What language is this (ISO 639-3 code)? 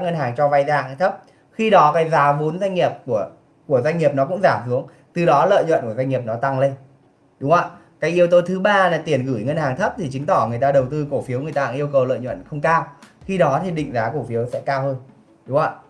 vie